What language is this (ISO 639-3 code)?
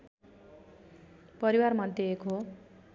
nep